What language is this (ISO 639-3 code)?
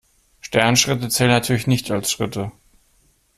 deu